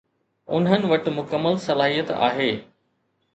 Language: Sindhi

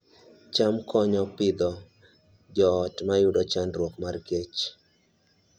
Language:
Luo (Kenya and Tanzania)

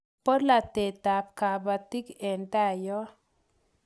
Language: Kalenjin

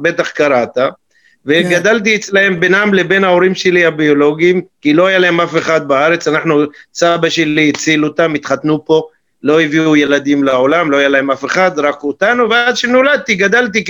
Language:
Hebrew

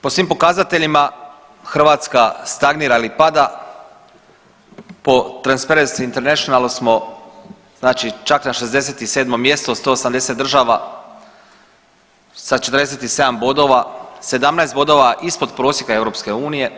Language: Croatian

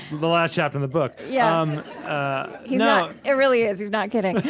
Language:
English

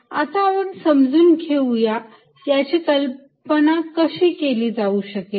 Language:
Marathi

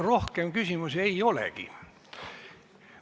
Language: Estonian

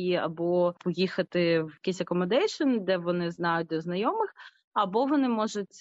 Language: Ukrainian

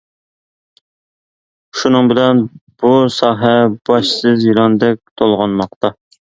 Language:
Uyghur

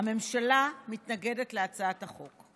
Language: Hebrew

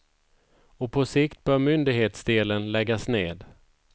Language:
Swedish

